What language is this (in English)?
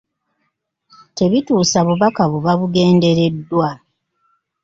Ganda